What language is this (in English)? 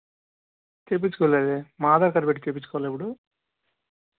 Telugu